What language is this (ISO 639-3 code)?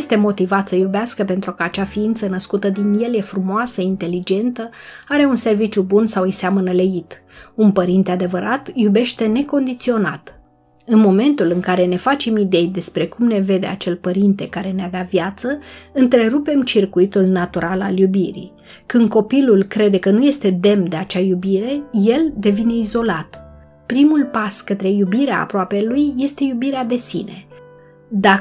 ron